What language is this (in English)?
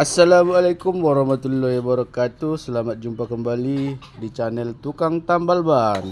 Indonesian